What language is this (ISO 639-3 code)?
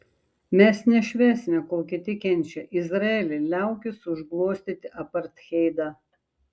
lit